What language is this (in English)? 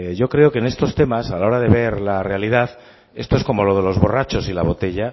Spanish